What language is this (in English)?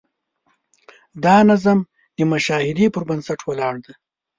Pashto